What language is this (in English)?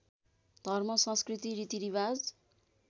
Nepali